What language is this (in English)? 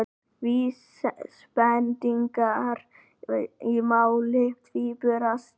Icelandic